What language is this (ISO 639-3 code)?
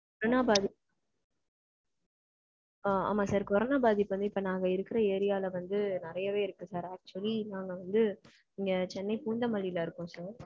tam